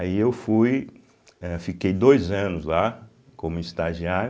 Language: Portuguese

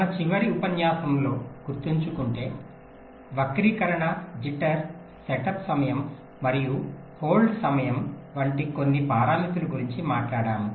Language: Telugu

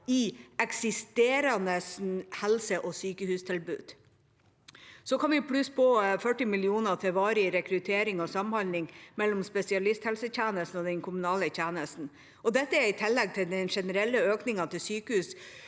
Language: Norwegian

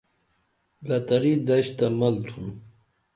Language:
Dameli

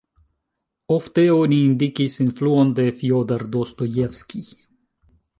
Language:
Esperanto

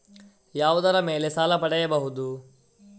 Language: Kannada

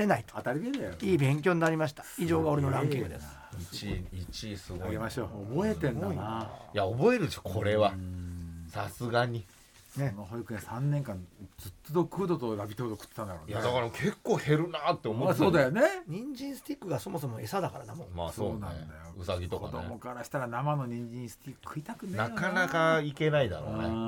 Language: Japanese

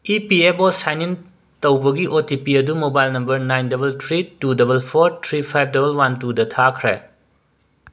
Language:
Manipuri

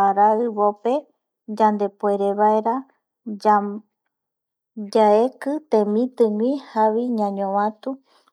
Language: Eastern Bolivian Guaraní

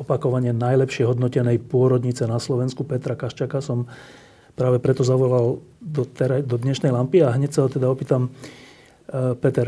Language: Slovak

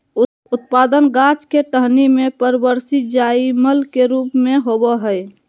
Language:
Magahi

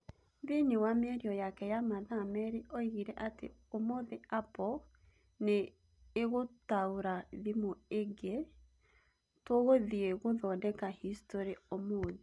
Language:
Kikuyu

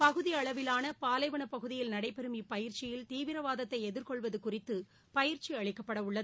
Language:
Tamil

